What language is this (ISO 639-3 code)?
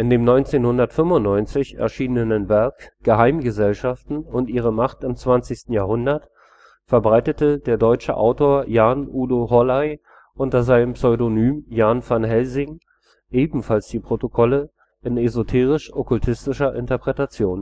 deu